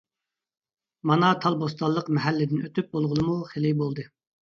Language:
Uyghur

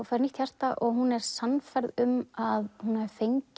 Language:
Icelandic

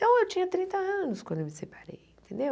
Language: Portuguese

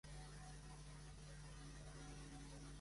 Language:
Catalan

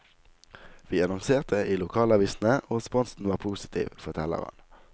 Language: Norwegian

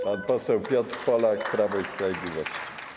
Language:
Polish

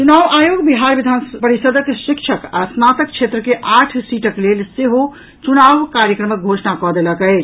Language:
Maithili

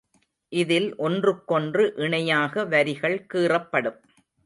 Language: Tamil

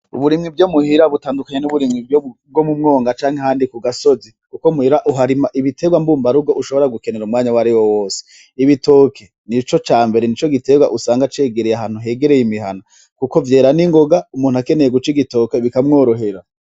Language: Rundi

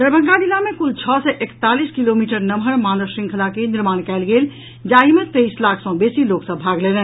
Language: Maithili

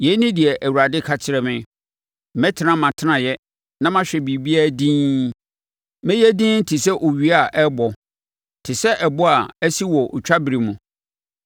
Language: Akan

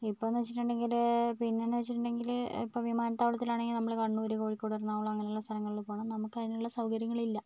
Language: Malayalam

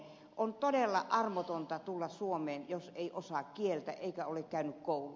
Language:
Finnish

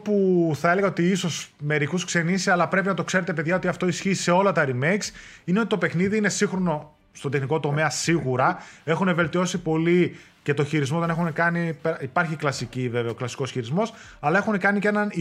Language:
Greek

